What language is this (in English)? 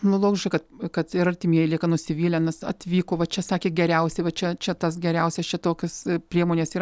Lithuanian